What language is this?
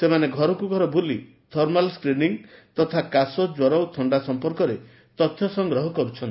Odia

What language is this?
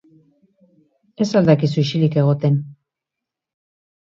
Basque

